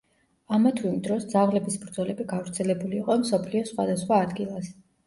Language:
Georgian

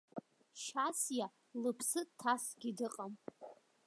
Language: Abkhazian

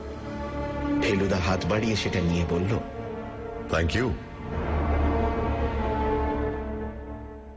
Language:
Bangla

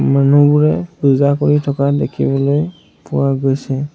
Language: Assamese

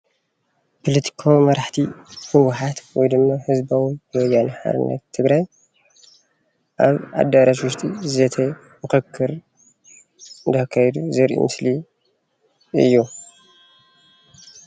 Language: Tigrinya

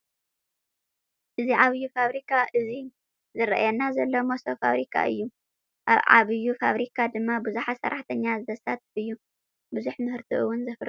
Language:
Tigrinya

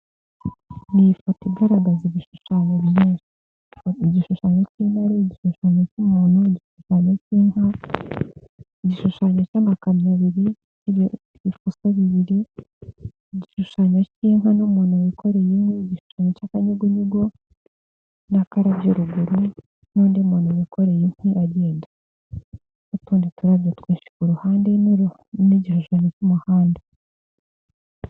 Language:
Kinyarwanda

